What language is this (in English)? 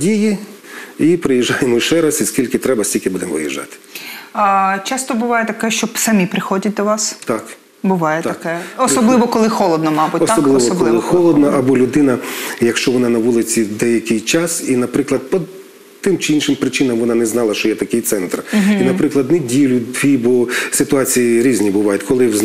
Ukrainian